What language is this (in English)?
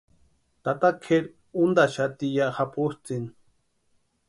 Western Highland Purepecha